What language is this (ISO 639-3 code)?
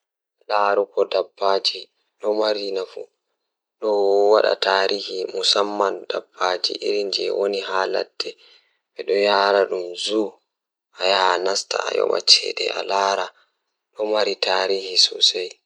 ful